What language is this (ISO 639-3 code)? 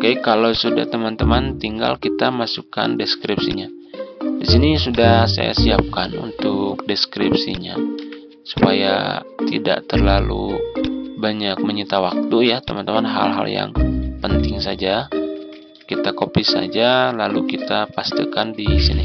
ind